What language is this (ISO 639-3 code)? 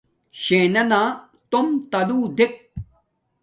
dmk